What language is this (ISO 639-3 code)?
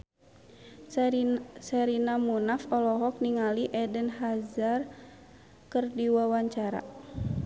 sun